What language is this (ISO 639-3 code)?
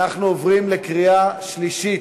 heb